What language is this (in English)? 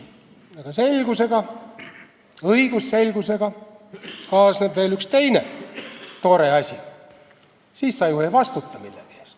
Estonian